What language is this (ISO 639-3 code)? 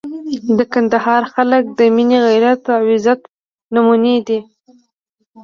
pus